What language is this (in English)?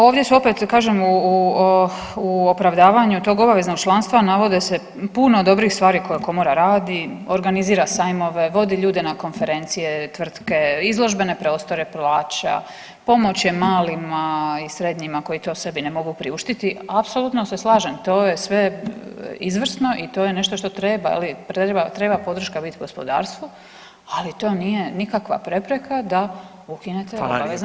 Croatian